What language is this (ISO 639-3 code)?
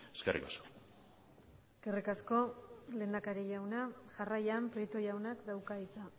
eus